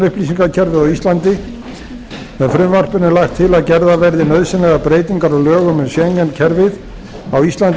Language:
Icelandic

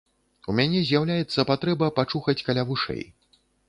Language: Belarusian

